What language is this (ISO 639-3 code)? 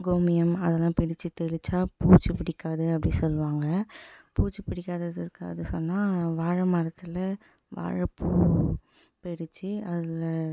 tam